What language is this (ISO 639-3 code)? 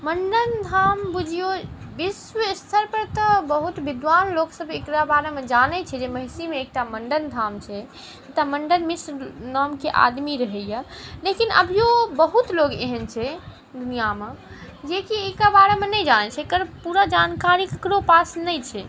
mai